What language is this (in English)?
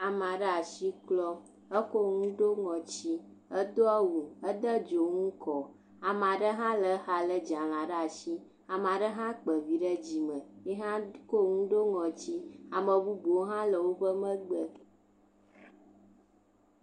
Ewe